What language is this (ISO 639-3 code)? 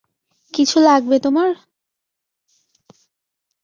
ben